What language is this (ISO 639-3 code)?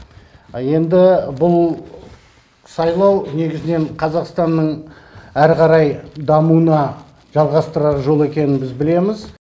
kaz